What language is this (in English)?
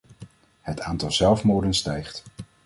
Dutch